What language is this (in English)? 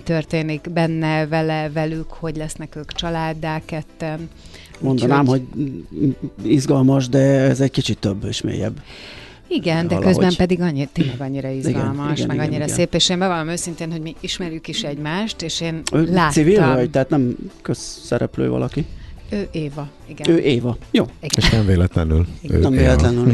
Hungarian